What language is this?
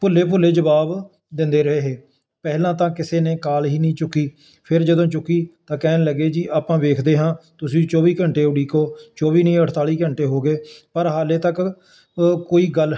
Punjabi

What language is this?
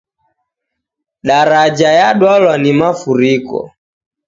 Taita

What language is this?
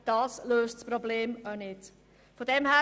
Swiss German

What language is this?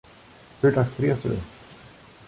Swedish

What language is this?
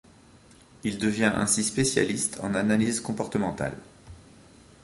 French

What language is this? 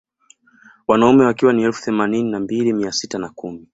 Swahili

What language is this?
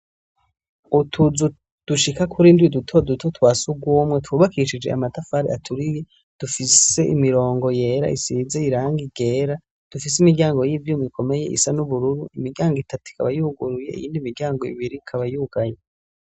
Rundi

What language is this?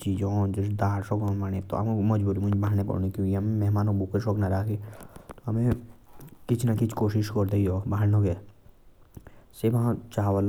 Jaunsari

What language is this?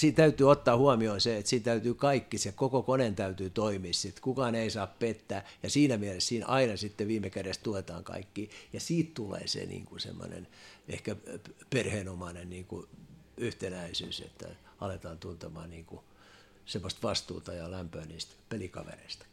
Finnish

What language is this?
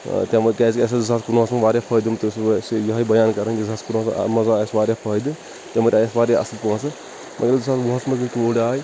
Kashmiri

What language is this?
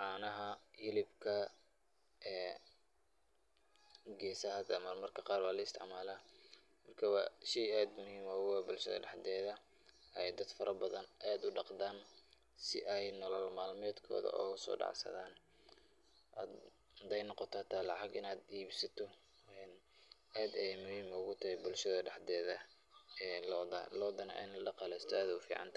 Somali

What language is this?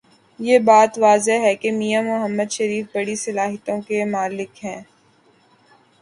Urdu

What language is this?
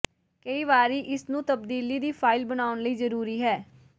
Punjabi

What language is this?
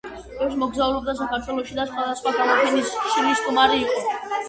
Georgian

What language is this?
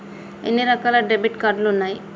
Telugu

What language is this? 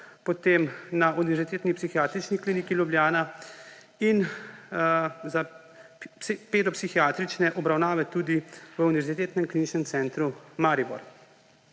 Slovenian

